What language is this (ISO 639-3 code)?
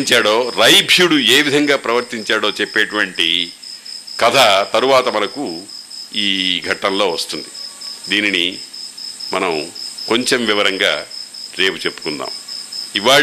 tel